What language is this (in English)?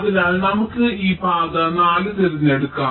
Malayalam